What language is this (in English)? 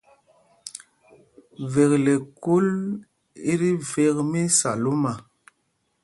Mpumpong